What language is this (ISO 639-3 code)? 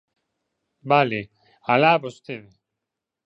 glg